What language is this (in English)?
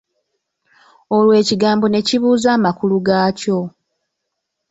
Ganda